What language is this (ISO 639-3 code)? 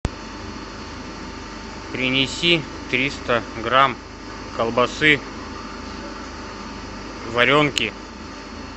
rus